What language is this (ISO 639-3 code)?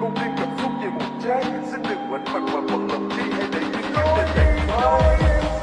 ven